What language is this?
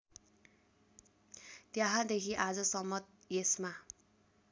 Nepali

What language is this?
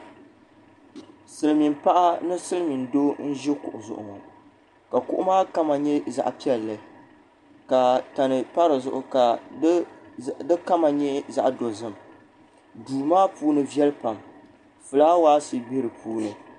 Dagbani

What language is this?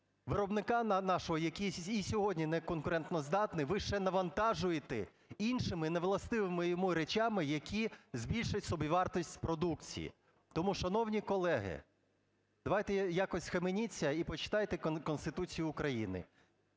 Ukrainian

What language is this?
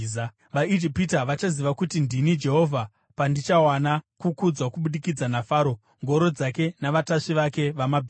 Shona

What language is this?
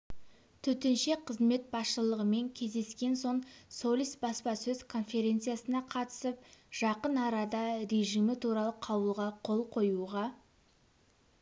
Kazakh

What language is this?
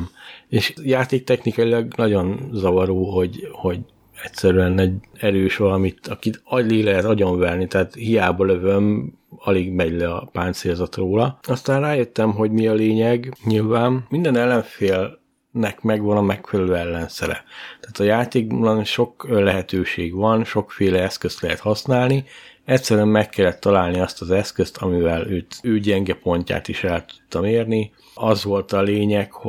Hungarian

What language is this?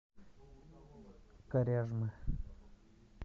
Russian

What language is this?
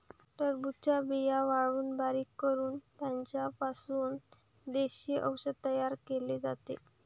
Marathi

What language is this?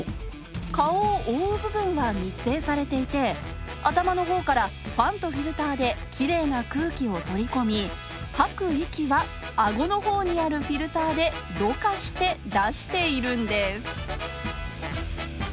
Japanese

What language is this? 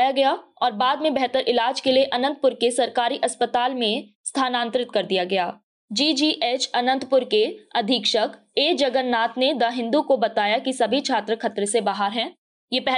Hindi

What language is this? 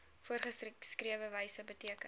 Afrikaans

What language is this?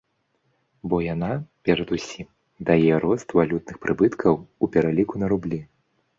Belarusian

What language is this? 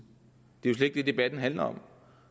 Danish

